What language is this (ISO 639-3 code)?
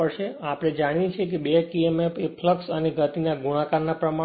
guj